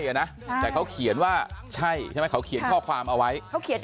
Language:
Thai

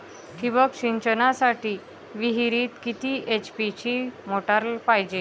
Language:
Marathi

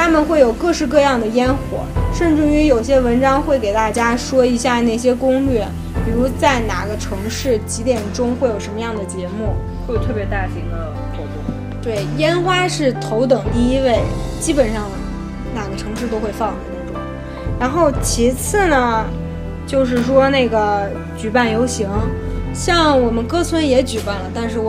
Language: Chinese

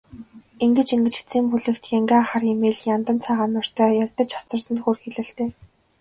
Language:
Mongolian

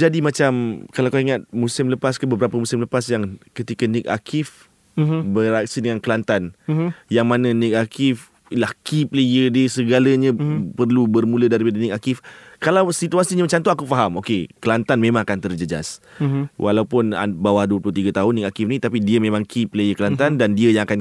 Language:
Malay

